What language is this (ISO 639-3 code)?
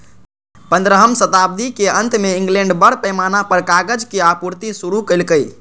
mai